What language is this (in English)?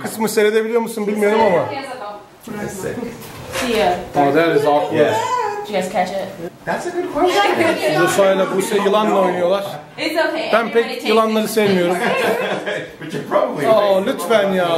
Turkish